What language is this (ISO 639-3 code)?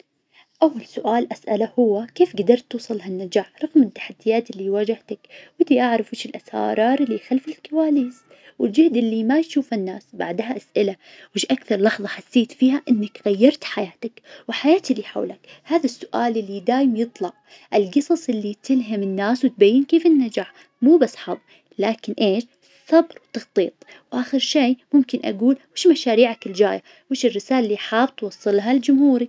ars